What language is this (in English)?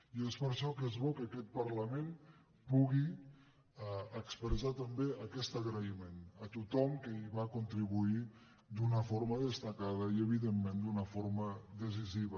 Catalan